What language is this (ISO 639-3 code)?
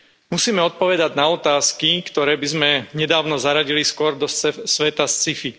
slk